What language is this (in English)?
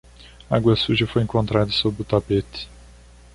Portuguese